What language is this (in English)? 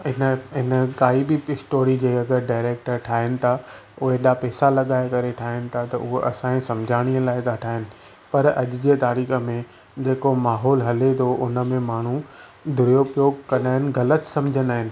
Sindhi